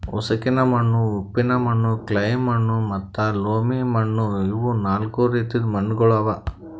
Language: Kannada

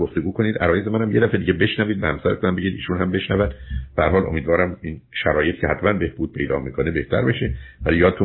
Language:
Persian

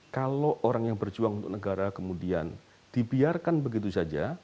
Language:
Indonesian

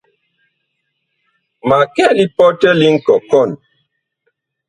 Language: Bakoko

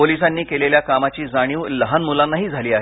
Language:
Marathi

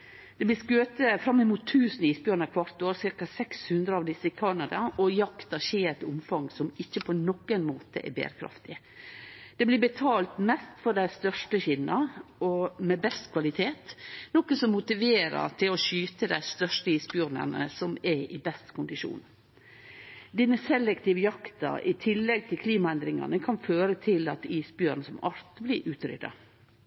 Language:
Norwegian Nynorsk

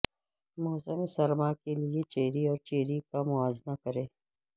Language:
Urdu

